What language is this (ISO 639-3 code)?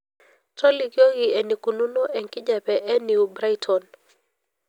mas